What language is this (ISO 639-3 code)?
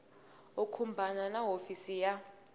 tso